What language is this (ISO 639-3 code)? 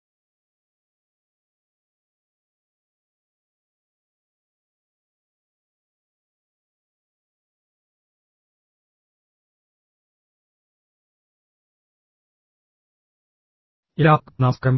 mal